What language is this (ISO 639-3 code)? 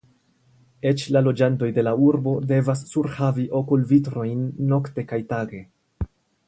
epo